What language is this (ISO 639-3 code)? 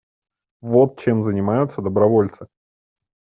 rus